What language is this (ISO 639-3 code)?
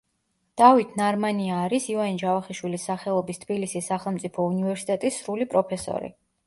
kat